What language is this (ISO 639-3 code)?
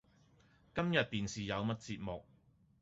yue